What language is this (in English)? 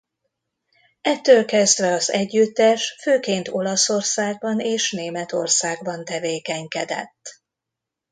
Hungarian